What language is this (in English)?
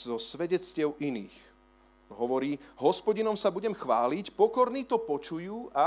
Slovak